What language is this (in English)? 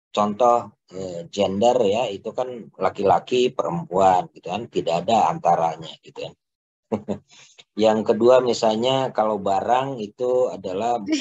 Indonesian